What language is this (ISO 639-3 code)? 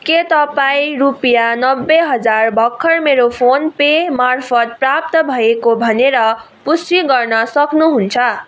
nep